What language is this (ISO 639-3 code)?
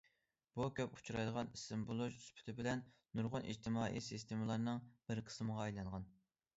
uig